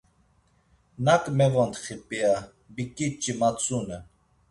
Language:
Laz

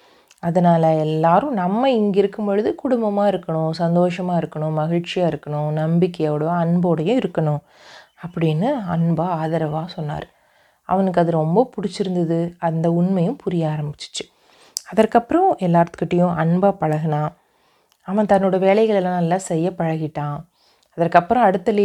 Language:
Tamil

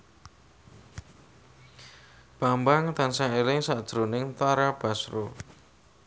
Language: Javanese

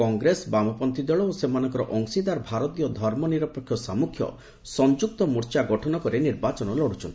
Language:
Odia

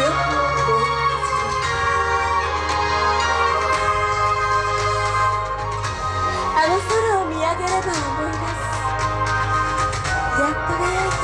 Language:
Japanese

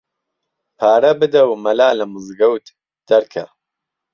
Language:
Central Kurdish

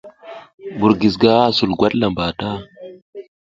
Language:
South Giziga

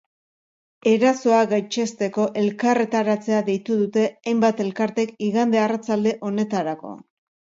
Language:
Basque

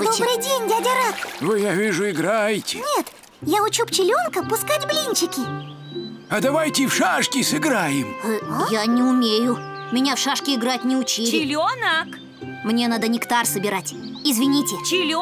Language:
Russian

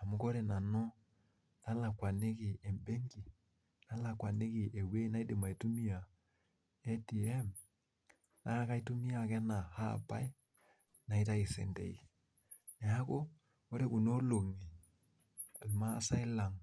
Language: Masai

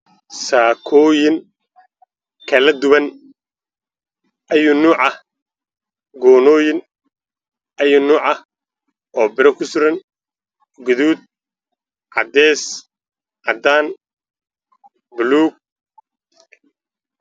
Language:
Somali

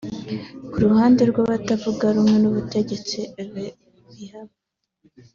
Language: Kinyarwanda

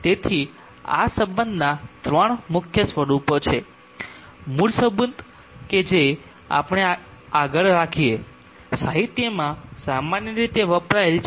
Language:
Gujarati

